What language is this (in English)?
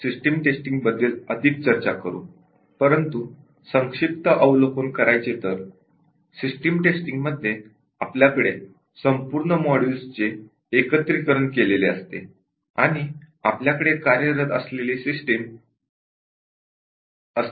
Marathi